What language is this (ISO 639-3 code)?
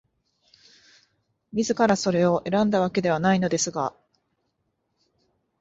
jpn